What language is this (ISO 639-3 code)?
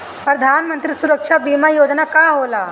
bho